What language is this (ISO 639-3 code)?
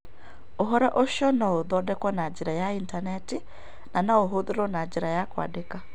kik